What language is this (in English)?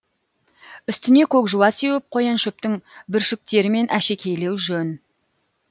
Kazakh